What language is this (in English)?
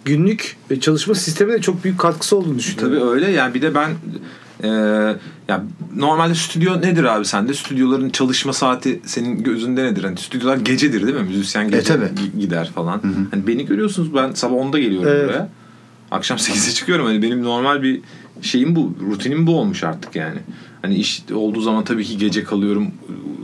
Turkish